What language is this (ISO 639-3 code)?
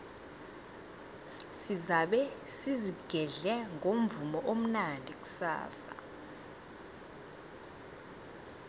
nbl